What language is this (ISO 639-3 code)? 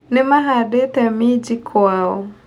kik